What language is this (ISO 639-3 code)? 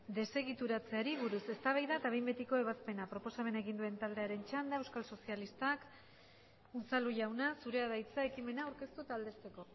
eus